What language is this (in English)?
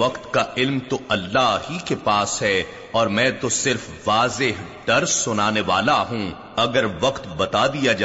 Urdu